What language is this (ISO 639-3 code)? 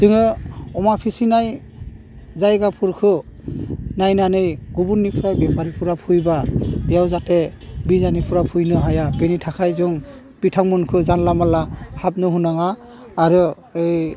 brx